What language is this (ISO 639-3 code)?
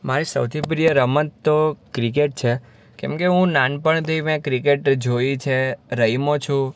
guj